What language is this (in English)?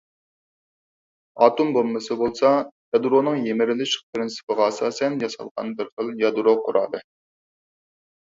Uyghur